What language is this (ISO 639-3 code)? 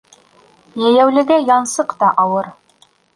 bak